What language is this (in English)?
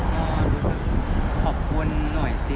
Thai